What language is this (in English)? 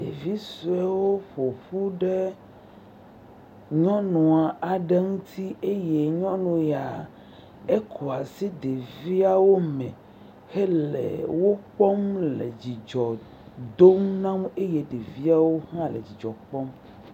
Ewe